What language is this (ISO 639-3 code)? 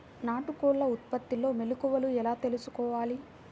tel